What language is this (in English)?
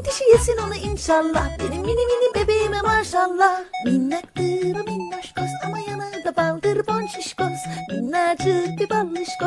Turkish